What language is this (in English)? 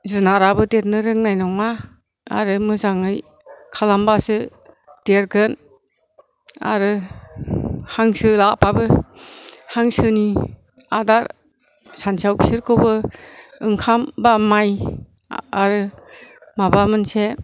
Bodo